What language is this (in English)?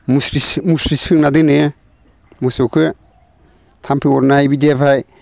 Bodo